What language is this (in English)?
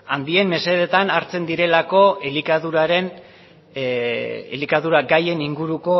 Basque